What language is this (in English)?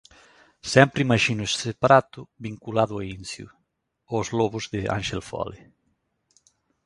Galician